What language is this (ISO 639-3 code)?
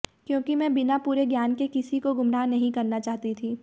hin